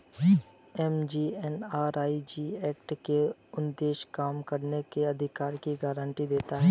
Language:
Hindi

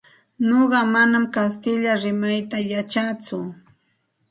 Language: Santa Ana de Tusi Pasco Quechua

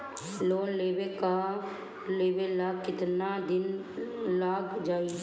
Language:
Bhojpuri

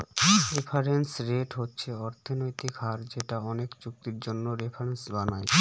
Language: Bangla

